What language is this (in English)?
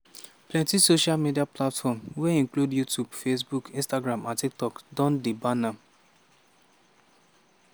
Nigerian Pidgin